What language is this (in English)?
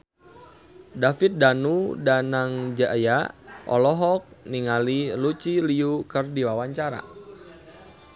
Sundanese